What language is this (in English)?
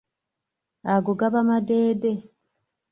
Ganda